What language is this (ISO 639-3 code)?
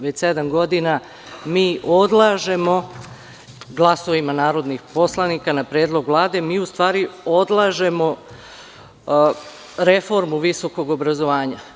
srp